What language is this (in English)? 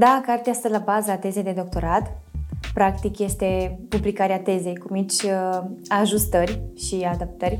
Romanian